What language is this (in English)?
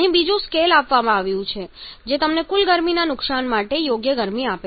Gujarati